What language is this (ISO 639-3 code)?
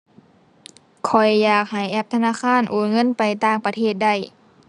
tha